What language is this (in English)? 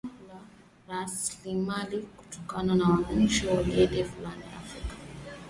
Swahili